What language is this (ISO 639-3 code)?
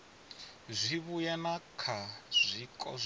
ven